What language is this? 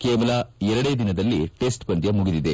Kannada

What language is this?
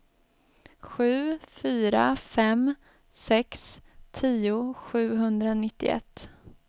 Swedish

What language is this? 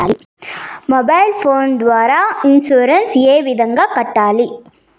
Telugu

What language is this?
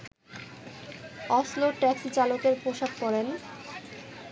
Bangla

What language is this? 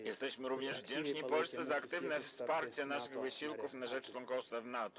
Polish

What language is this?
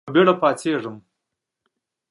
Pashto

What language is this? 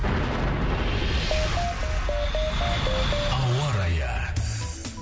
Kazakh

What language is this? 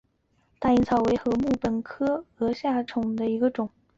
Chinese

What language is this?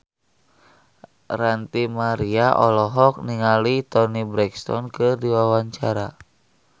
Sundanese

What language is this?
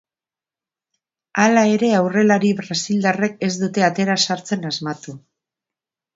Basque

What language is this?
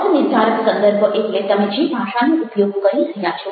Gujarati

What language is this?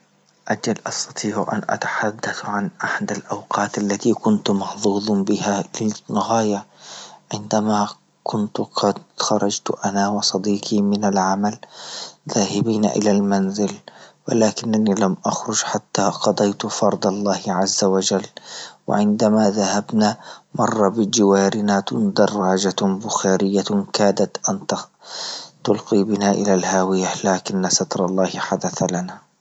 Libyan Arabic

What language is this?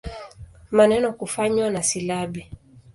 Swahili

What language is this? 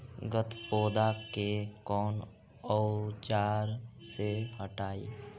Magahi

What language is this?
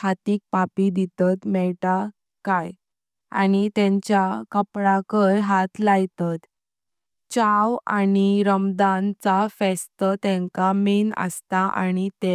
Konkani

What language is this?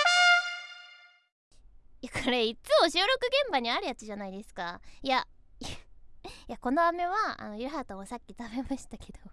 Japanese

